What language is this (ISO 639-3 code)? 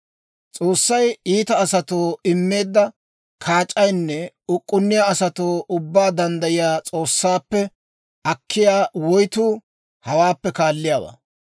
dwr